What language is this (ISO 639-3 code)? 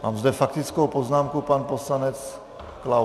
ces